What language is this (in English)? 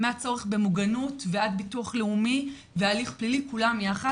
Hebrew